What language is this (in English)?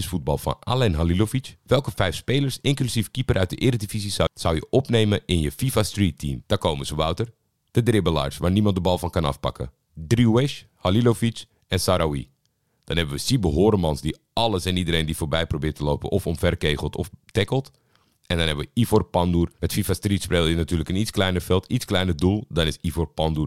Dutch